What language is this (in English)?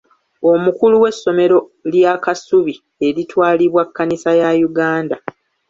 Ganda